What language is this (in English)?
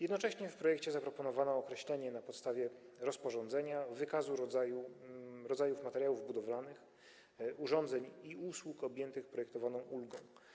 Polish